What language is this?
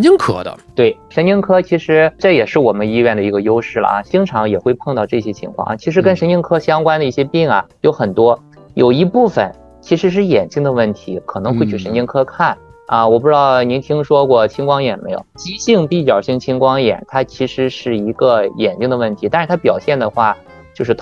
Chinese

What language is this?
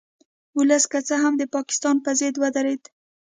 Pashto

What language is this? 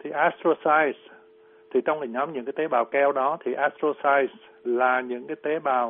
Vietnamese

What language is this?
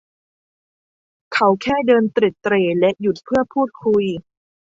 Thai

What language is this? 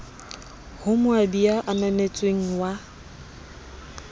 Southern Sotho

